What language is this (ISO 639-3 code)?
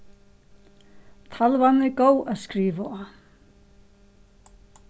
fao